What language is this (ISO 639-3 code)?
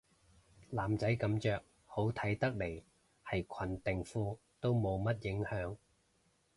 yue